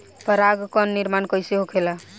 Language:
Bhojpuri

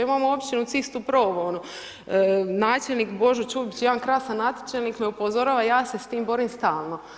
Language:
Croatian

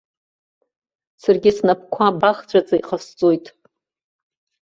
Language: Abkhazian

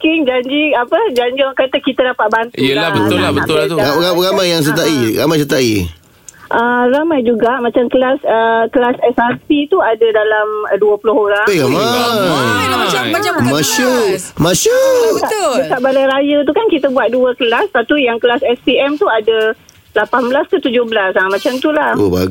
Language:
Malay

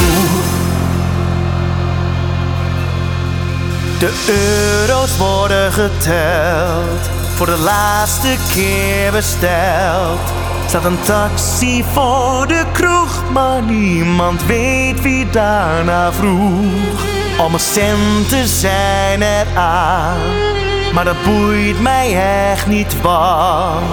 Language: Dutch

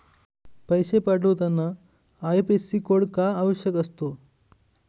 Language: Marathi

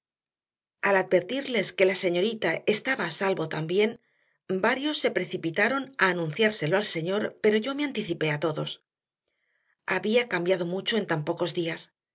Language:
Spanish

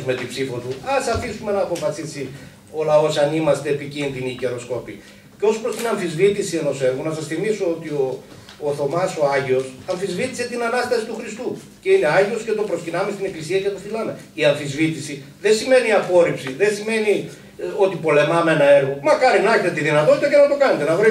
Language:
Greek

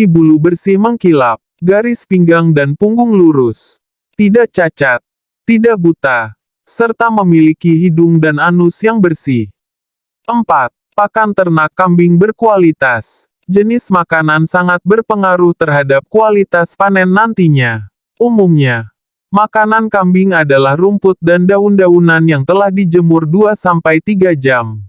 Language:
Indonesian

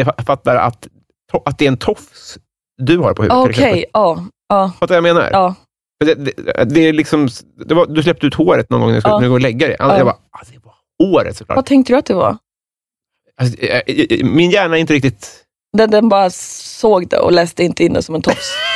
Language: Swedish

